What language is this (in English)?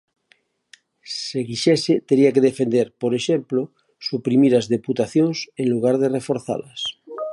Galician